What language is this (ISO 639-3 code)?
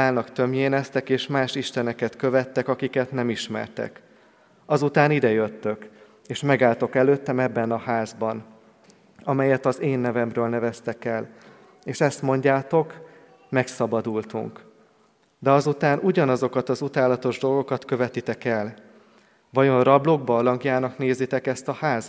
hun